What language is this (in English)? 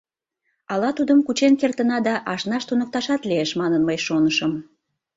Mari